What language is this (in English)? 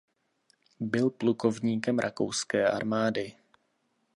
Czech